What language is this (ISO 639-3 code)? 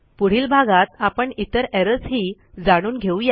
mar